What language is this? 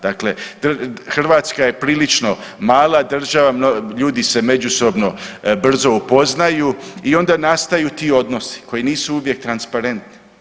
Croatian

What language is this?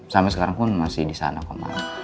Indonesian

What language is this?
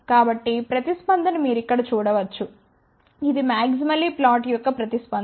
Telugu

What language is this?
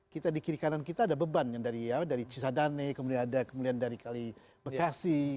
Indonesian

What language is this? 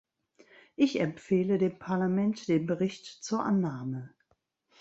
German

